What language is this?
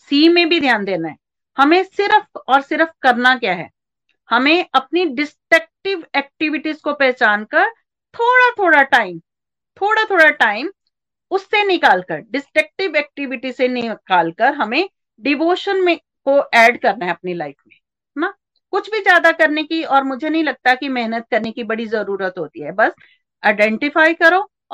Hindi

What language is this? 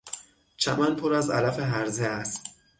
Persian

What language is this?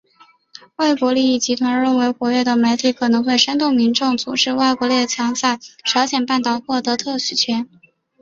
Chinese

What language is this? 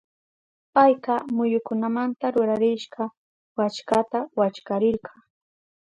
Southern Pastaza Quechua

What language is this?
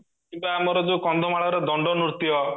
Odia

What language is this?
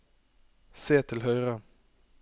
Norwegian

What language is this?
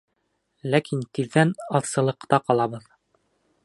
Bashkir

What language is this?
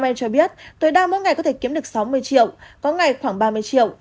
Vietnamese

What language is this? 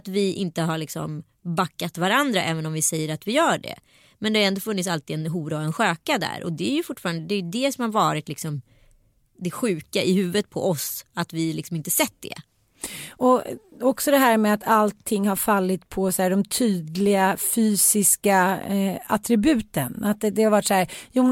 Swedish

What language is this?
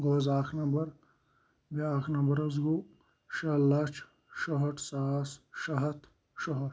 Kashmiri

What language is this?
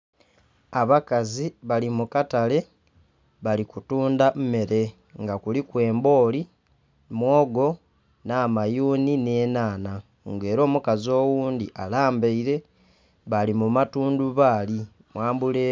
Soga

